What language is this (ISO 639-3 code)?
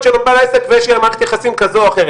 heb